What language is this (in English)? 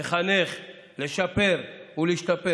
Hebrew